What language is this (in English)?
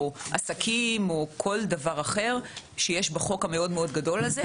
Hebrew